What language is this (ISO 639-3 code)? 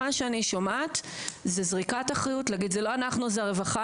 heb